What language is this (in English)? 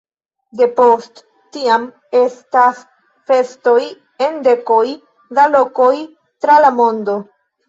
Esperanto